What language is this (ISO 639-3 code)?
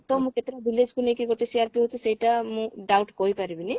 ori